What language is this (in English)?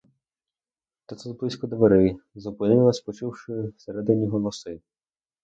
Ukrainian